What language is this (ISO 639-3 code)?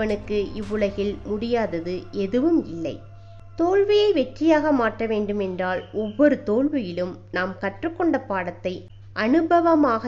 ara